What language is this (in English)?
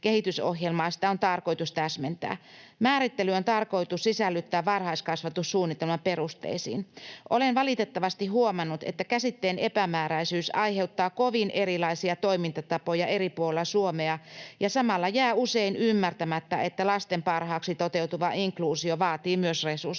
Finnish